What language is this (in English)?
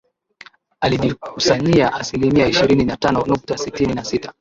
Swahili